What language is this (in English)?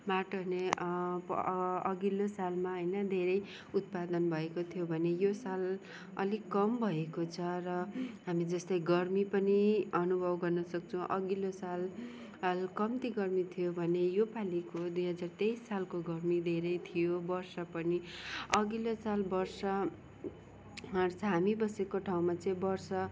Nepali